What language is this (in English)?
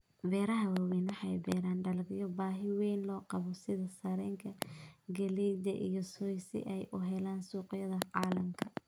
Somali